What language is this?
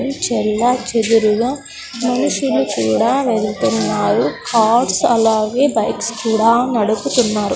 Telugu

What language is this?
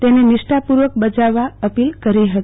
Gujarati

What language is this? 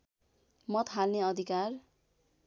Nepali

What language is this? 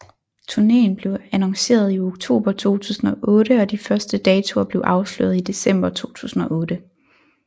Danish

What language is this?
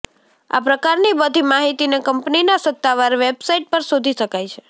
Gujarati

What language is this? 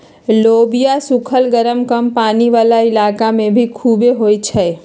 Magahi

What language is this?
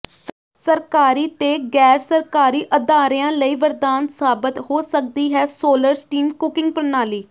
Punjabi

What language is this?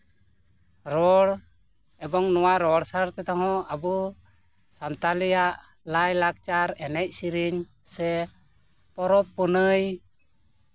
Santali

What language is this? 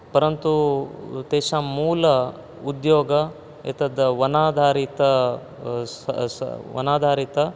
Sanskrit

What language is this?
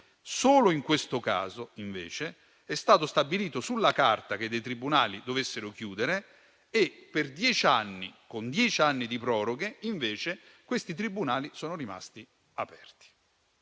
Italian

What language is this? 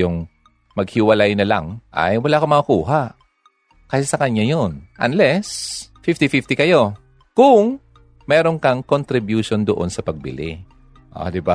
Filipino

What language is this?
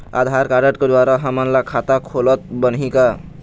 Chhattisgarhi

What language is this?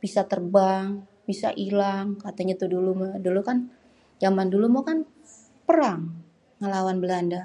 Betawi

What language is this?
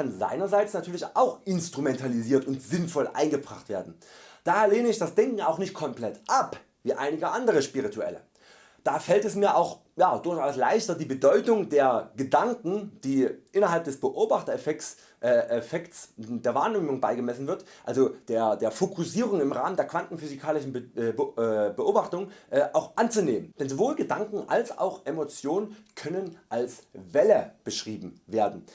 German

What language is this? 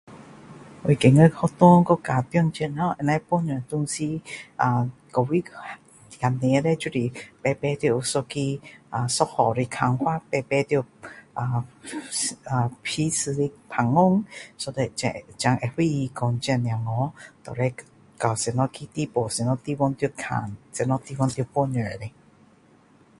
Min Dong Chinese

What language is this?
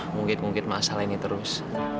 Indonesian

